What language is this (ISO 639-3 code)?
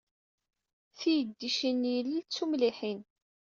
kab